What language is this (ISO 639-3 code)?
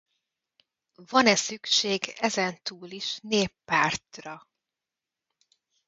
hun